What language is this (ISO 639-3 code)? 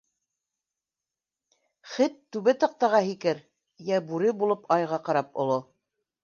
bak